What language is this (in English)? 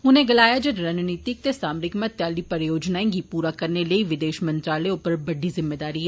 Dogri